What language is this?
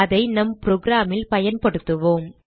Tamil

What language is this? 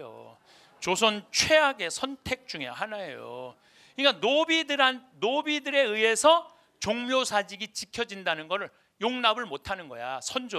Korean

